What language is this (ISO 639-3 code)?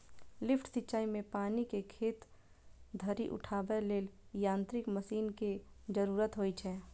mai